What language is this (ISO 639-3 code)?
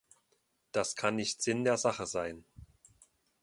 deu